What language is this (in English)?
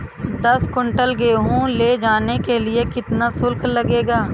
Hindi